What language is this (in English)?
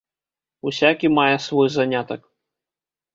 Belarusian